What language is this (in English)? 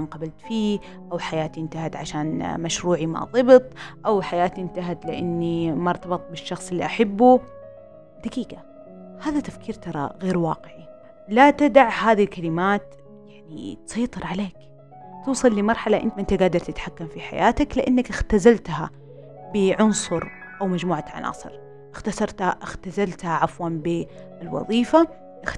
Arabic